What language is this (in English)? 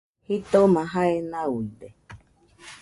Nüpode Huitoto